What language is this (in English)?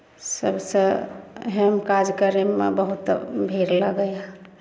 Maithili